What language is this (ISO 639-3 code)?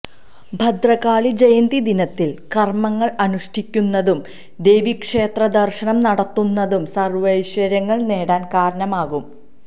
mal